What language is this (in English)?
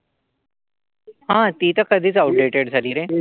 Marathi